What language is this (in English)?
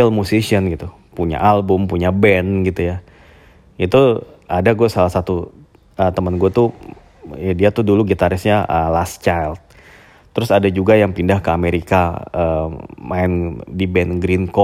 Indonesian